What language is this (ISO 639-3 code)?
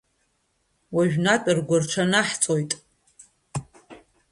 abk